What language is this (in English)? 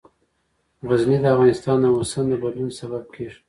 Pashto